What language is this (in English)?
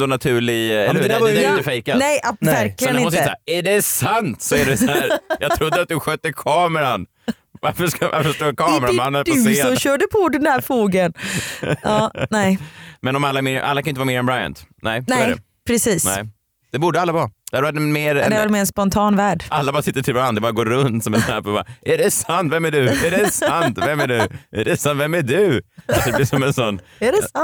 Swedish